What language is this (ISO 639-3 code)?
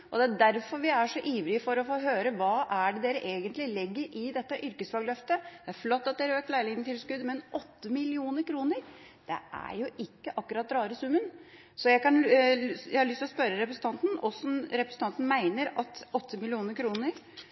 nob